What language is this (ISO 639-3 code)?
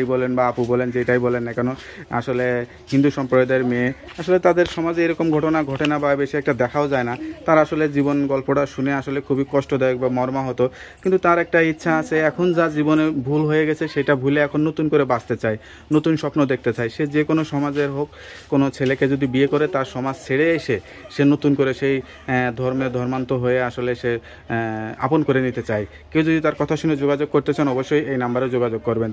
ara